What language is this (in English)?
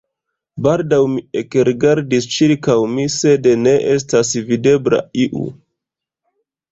Esperanto